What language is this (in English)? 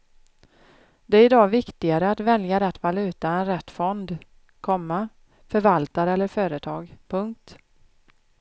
Swedish